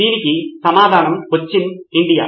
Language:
Telugu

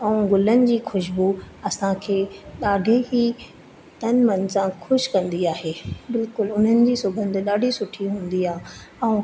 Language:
Sindhi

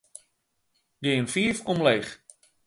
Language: Western Frisian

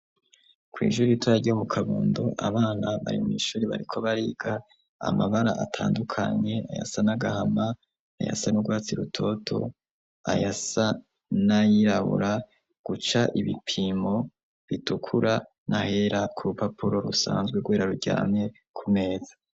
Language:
Rundi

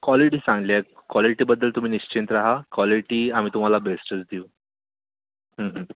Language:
Marathi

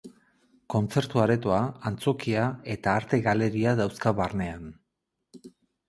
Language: Basque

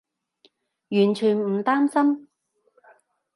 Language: Cantonese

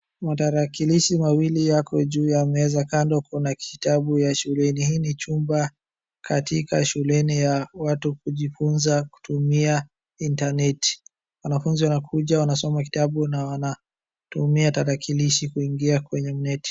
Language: Swahili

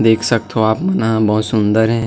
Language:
Chhattisgarhi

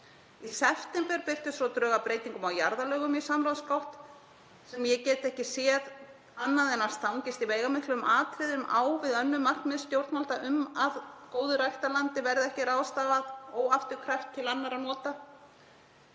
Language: Icelandic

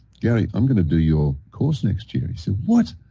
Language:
English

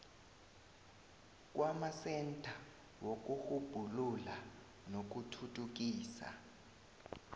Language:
South Ndebele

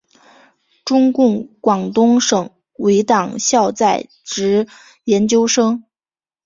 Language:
Chinese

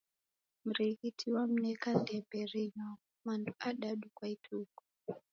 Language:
Taita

